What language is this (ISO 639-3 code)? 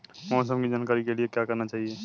hin